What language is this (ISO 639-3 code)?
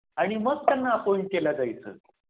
mar